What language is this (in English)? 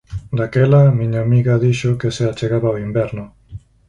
Galician